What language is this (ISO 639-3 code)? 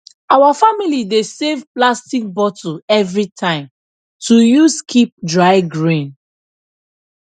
pcm